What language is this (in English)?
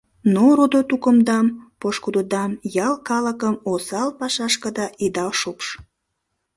Mari